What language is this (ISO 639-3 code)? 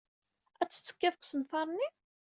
kab